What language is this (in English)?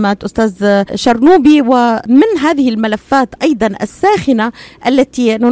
Arabic